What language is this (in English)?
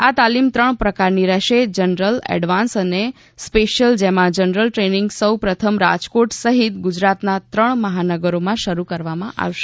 Gujarati